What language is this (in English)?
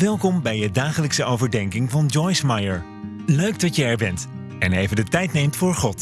Dutch